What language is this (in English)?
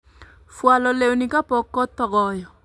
Luo (Kenya and Tanzania)